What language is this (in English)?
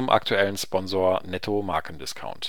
German